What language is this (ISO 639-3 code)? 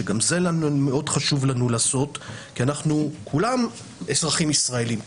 heb